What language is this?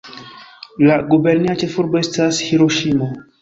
Esperanto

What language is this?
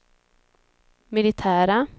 Swedish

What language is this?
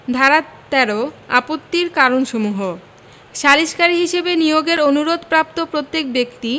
Bangla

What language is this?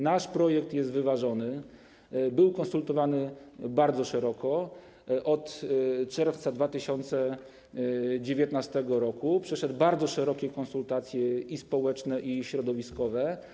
Polish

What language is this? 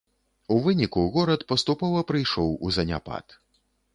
Belarusian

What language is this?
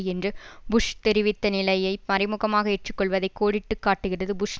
Tamil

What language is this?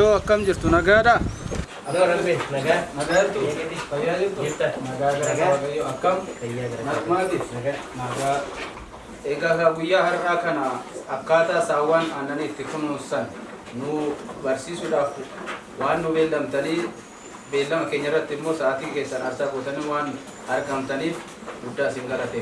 Indonesian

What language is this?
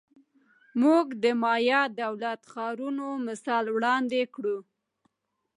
Pashto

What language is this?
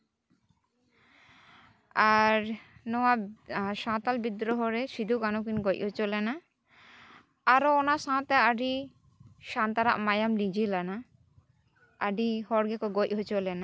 Santali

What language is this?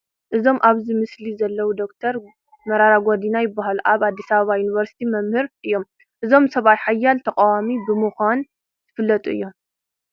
Tigrinya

